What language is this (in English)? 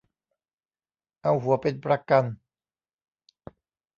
Thai